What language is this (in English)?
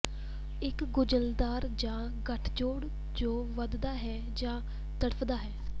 Punjabi